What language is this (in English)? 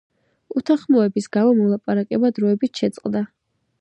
Georgian